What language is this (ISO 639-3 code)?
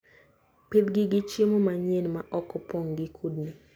luo